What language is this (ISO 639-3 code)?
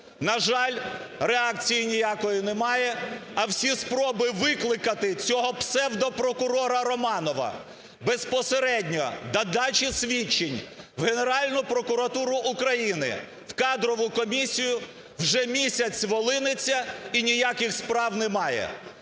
ukr